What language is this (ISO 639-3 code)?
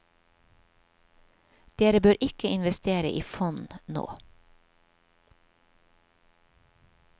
nor